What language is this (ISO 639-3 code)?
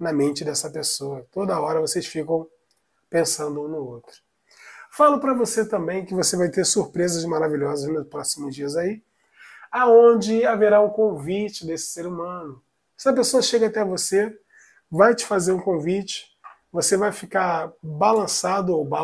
por